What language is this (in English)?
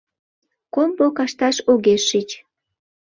Mari